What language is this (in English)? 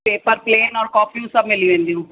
Sindhi